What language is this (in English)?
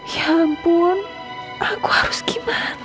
Indonesian